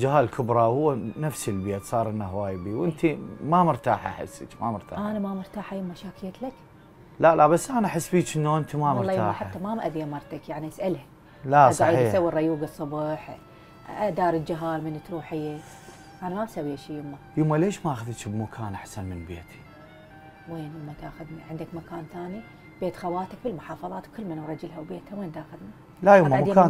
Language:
Arabic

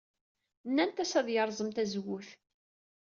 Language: Kabyle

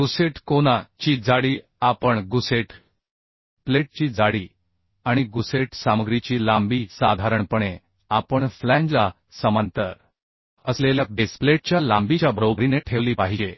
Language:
Marathi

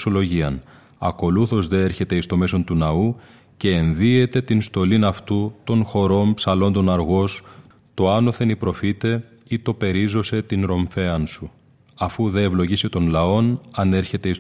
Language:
Greek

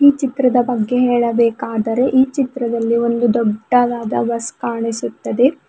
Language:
Kannada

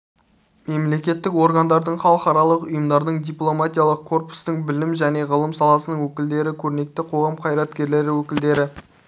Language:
Kazakh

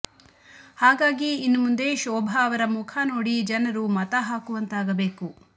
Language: Kannada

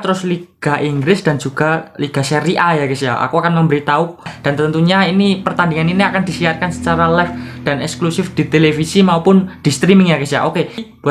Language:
Indonesian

